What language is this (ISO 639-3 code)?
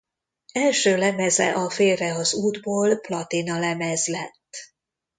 hun